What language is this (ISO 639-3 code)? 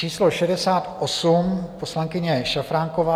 ces